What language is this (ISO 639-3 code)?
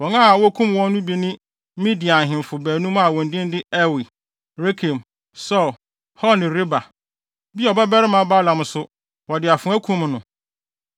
aka